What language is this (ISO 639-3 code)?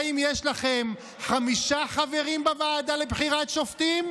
heb